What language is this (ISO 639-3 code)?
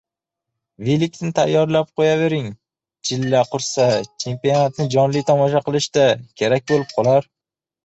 uzb